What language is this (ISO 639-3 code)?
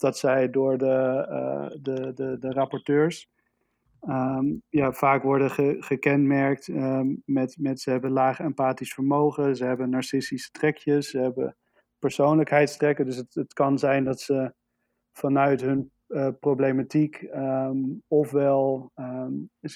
nld